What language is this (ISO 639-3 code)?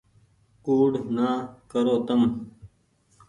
gig